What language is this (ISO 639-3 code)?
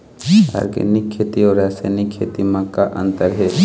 hne